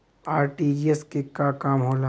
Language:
Bhojpuri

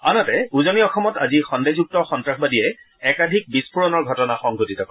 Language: Assamese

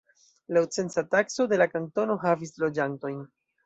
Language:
Esperanto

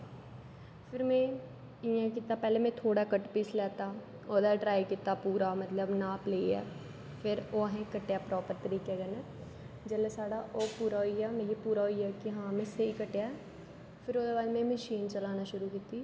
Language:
Dogri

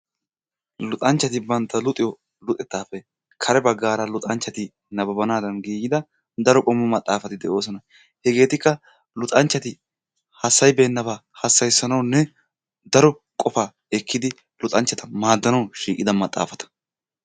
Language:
Wolaytta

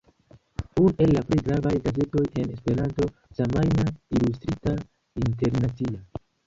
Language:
Esperanto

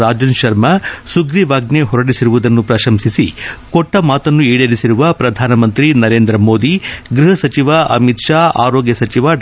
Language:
Kannada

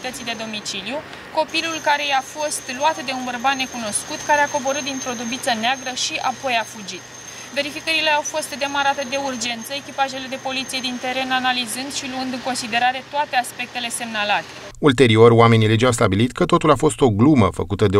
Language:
Romanian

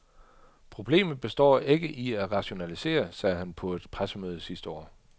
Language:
Danish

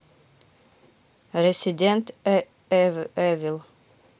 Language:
Russian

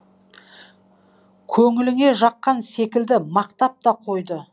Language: Kazakh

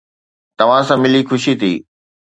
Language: Sindhi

